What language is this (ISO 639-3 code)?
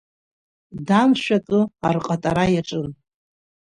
abk